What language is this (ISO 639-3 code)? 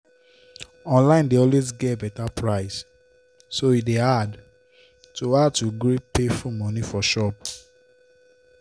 pcm